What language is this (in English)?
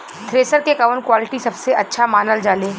Bhojpuri